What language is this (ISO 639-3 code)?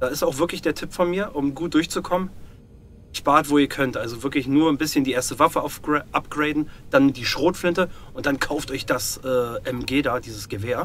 deu